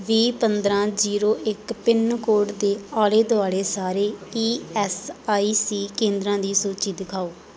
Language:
Punjabi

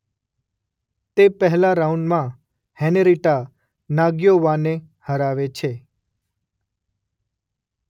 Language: Gujarati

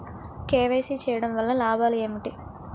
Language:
Telugu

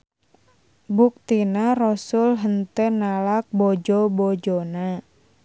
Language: Sundanese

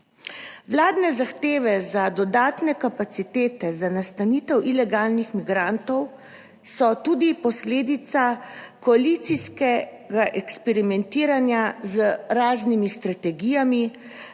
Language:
Slovenian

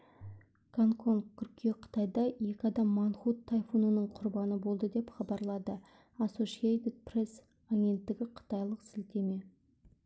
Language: Kazakh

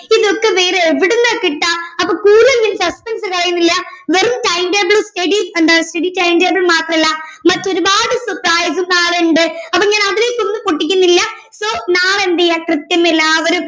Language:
Malayalam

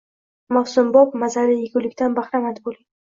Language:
Uzbek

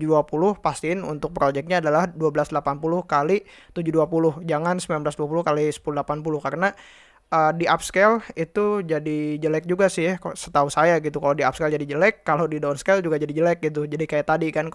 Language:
Indonesian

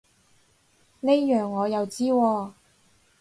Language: Cantonese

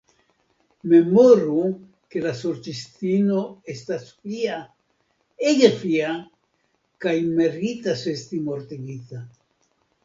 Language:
Esperanto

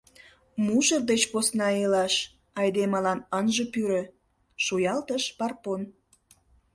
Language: Mari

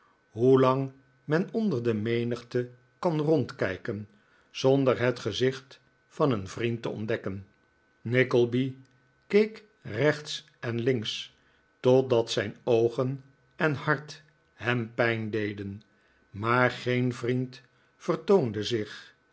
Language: Dutch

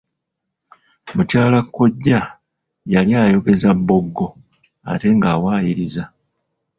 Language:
Ganda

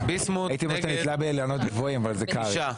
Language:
Hebrew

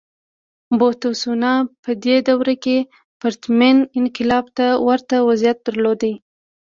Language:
Pashto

